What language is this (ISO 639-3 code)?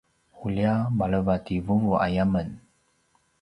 pwn